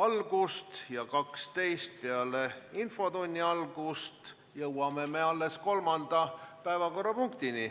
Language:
Estonian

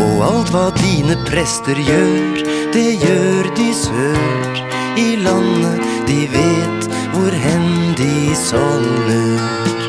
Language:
Norwegian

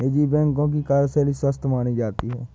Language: Hindi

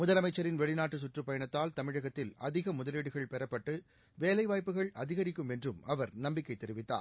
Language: Tamil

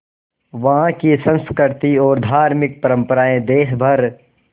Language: Hindi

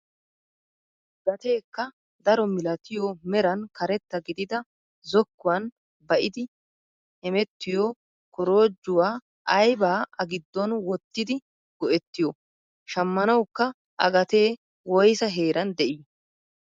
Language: Wolaytta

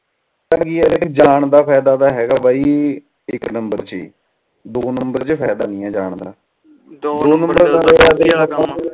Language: Punjabi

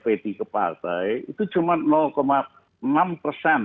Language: Indonesian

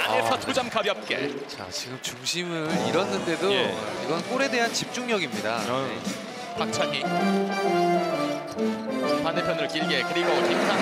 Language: Korean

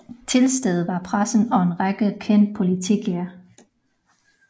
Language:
Danish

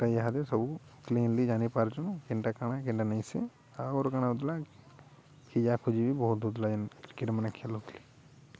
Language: Odia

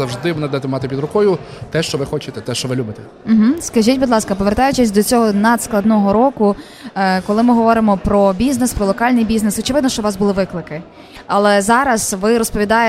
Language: Ukrainian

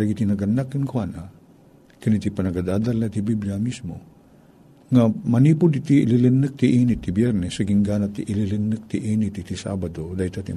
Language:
Filipino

